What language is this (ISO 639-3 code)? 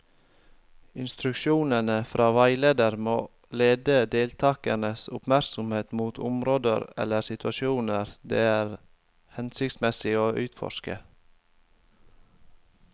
nor